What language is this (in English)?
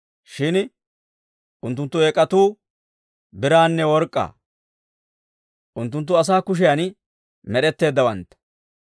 Dawro